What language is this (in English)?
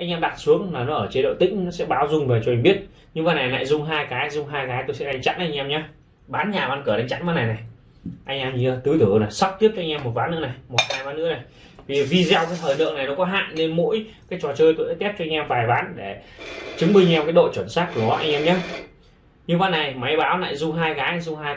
Vietnamese